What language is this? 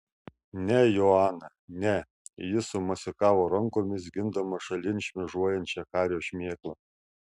Lithuanian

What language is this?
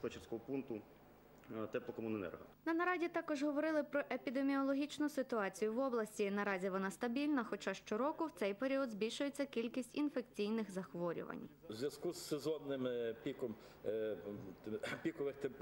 Ukrainian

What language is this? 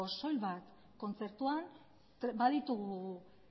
Basque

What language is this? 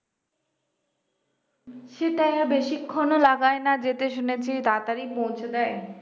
Bangla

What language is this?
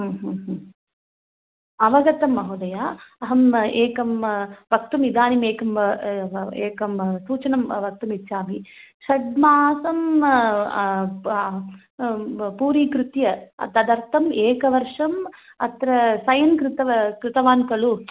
Sanskrit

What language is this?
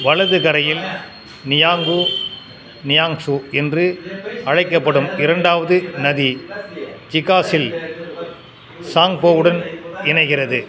Tamil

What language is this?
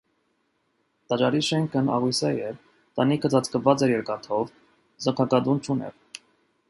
Armenian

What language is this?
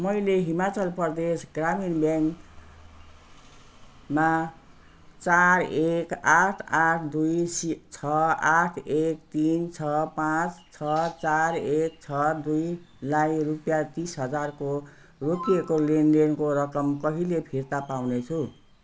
Nepali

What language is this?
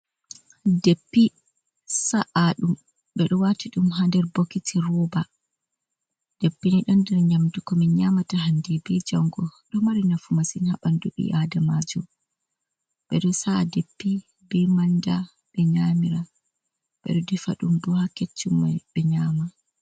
Fula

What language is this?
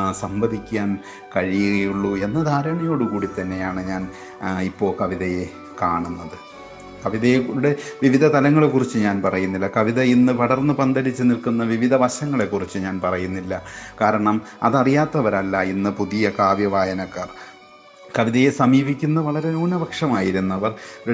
Malayalam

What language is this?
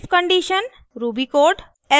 Hindi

